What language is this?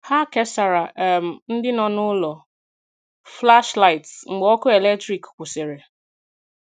Igbo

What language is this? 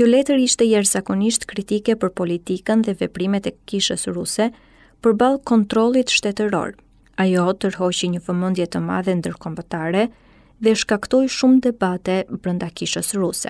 Romanian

